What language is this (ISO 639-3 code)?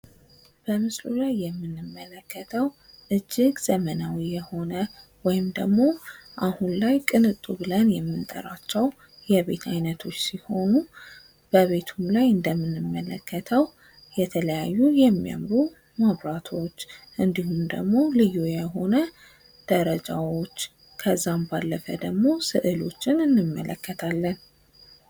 amh